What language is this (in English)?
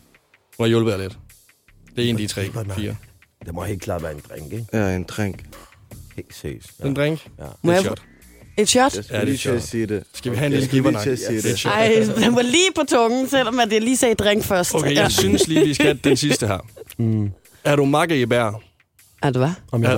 Danish